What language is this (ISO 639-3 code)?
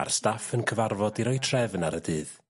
cym